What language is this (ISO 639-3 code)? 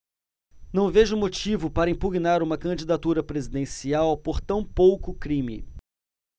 por